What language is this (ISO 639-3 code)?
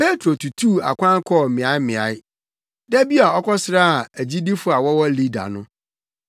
aka